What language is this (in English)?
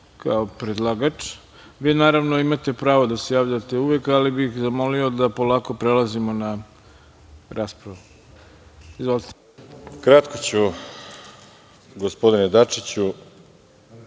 Serbian